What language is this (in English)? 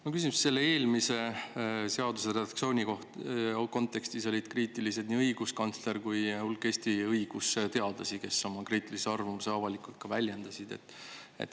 Estonian